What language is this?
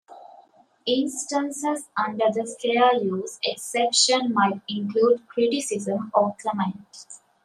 English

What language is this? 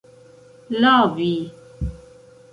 Esperanto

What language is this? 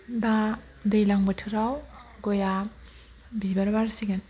Bodo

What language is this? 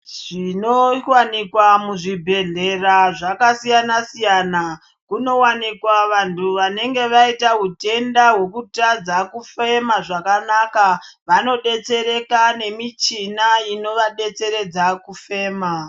Ndau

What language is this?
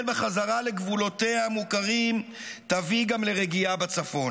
Hebrew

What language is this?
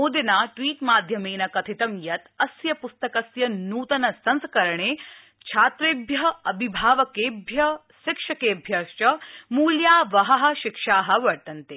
Sanskrit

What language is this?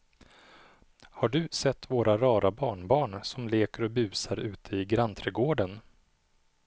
Swedish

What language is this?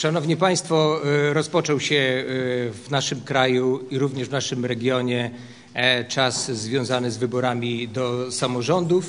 Polish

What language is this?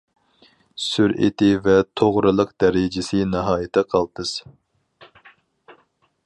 Uyghur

